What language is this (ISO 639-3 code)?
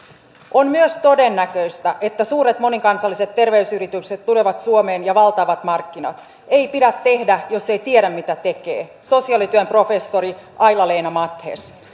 fin